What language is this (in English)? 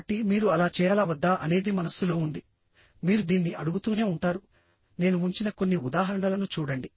Telugu